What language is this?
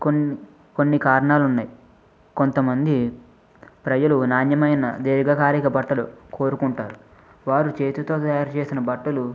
Telugu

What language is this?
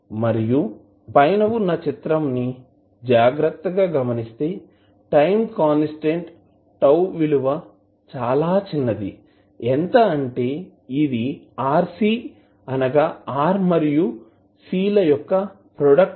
Telugu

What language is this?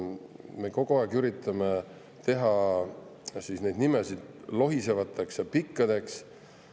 Estonian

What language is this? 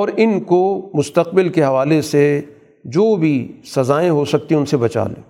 Urdu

